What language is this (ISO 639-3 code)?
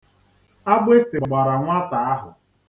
ibo